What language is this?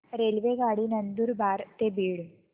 Marathi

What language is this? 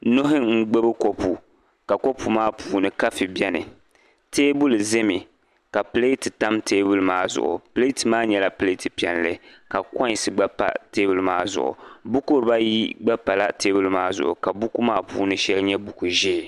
Dagbani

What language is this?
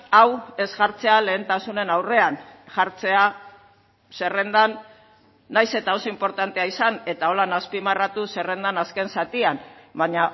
Basque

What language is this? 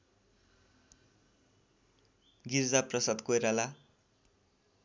Nepali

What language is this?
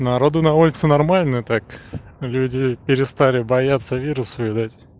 Russian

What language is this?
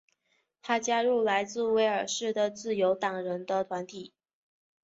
Chinese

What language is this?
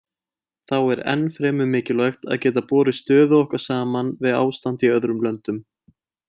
Icelandic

